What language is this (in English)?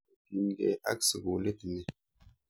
Kalenjin